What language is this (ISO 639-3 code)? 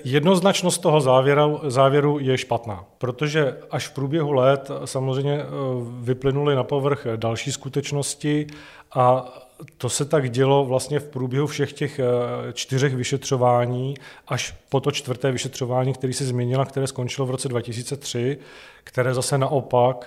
ces